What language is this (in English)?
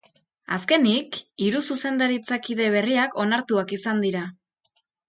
Basque